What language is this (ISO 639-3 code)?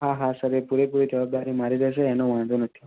guj